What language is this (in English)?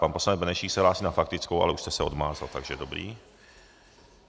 Czech